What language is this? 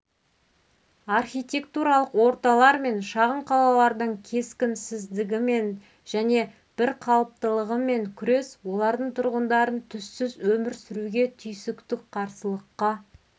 Kazakh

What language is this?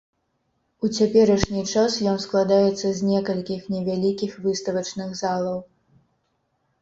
Belarusian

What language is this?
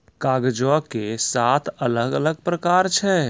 Maithili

